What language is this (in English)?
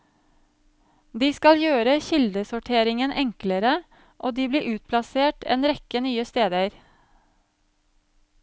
Norwegian